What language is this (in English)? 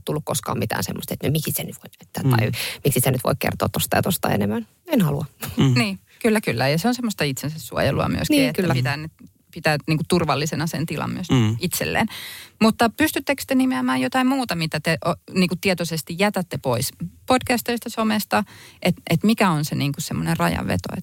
Finnish